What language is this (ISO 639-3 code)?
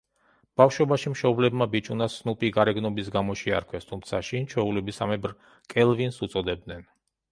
kat